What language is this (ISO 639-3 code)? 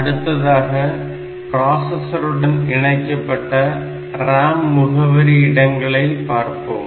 tam